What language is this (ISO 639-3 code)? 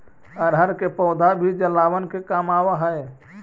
mag